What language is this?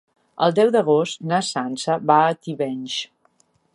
Catalan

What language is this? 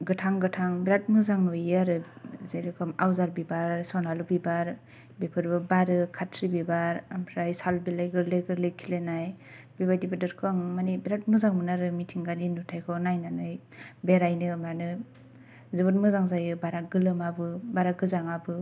Bodo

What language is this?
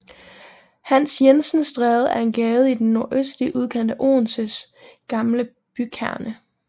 Danish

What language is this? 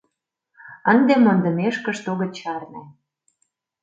Mari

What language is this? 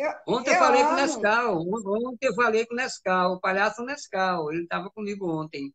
Portuguese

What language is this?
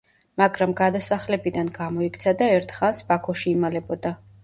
Georgian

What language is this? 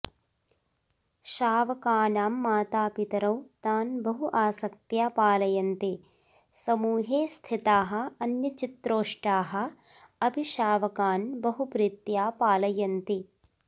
Sanskrit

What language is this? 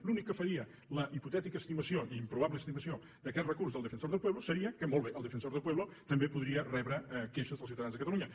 Catalan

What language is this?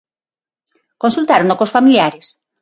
Galician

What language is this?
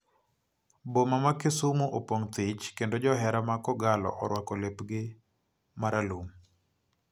Luo (Kenya and Tanzania)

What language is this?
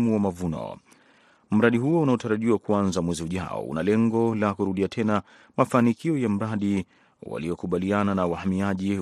Swahili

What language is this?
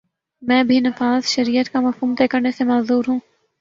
Urdu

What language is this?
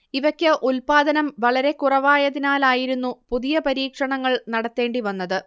Malayalam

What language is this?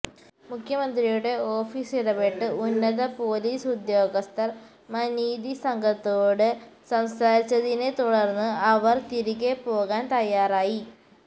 Malayalam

